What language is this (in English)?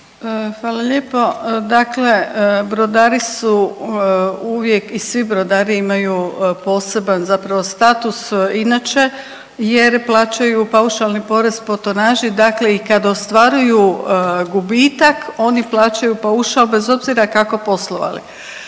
Croatian